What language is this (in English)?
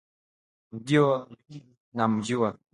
Swahili